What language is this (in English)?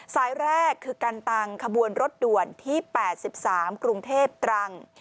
Thai